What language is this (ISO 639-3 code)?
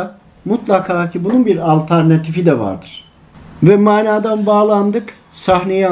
tur